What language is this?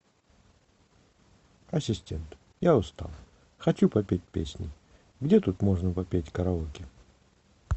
Russian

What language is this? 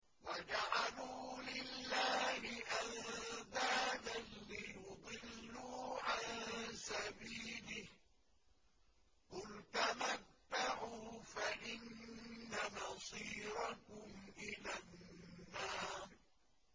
Arabic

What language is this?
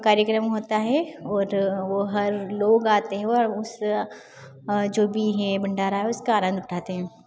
Hindi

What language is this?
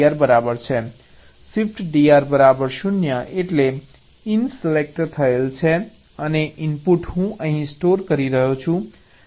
Gujarati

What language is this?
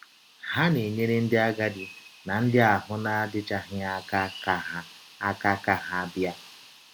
Igbo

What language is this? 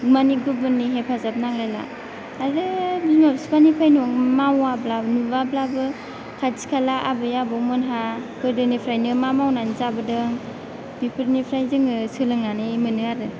Bodo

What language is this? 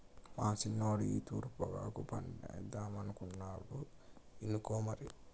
Telugu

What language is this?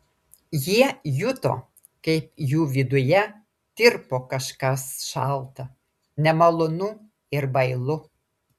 Lithuanian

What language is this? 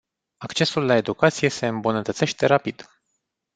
Romanian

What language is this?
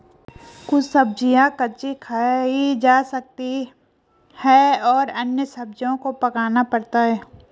Hindi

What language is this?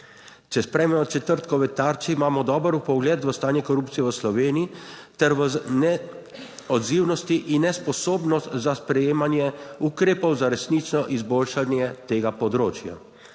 Slovenian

